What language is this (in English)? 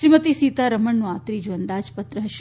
Gujarati